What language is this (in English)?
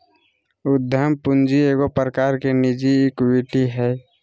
Magahi